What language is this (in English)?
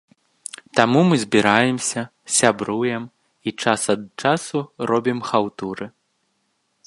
Belarusian